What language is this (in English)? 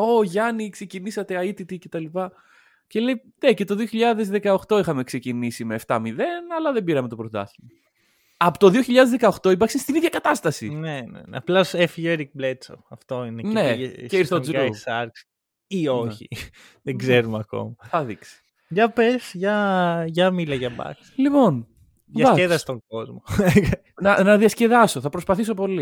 Greek